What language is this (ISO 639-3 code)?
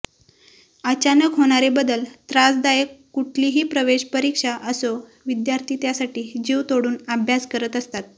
mar